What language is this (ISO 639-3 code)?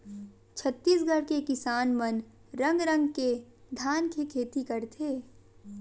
hne